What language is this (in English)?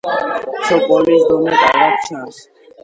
Georgian